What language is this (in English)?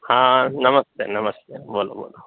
Gujarati